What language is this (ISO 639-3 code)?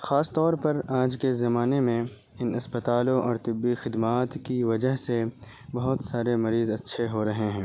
urd